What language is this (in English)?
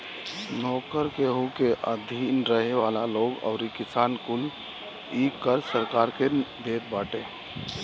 Bhojpuri